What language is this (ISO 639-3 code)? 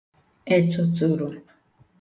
ibo